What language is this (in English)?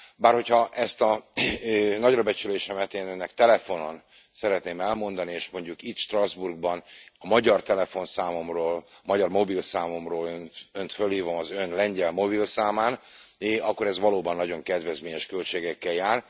Hungarian